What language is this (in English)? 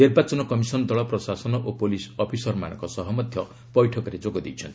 Odia